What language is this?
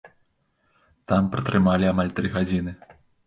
Belarusian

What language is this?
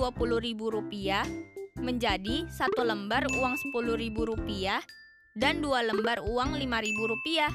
Indonesian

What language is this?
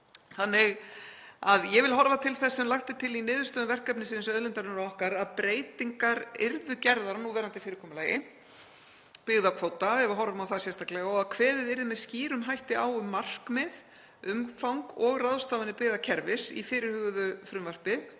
Icelandic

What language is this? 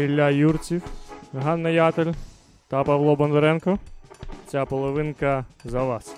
Ukrainian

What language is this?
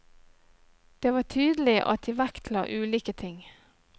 Norwegian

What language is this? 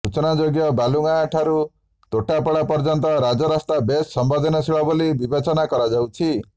Odia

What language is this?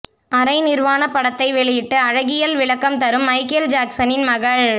Tamil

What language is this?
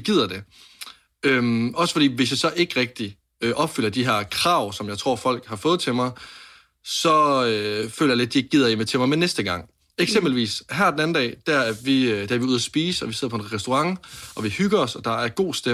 Danish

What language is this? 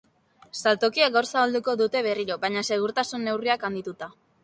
Basque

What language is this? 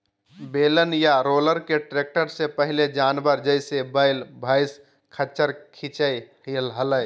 Magahi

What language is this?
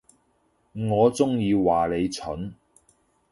Cantonese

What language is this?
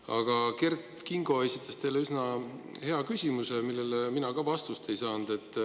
Estonian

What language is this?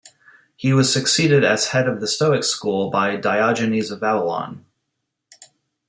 English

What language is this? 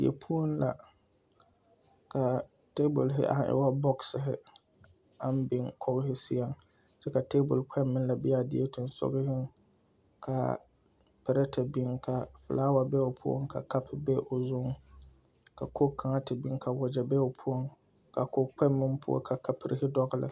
Southern Dagaare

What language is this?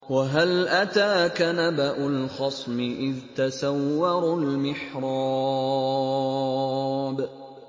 Arabic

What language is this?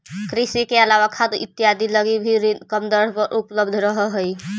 Magahi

